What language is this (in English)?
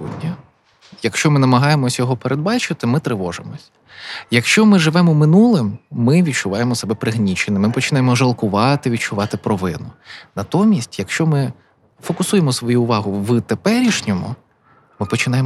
Ukrainian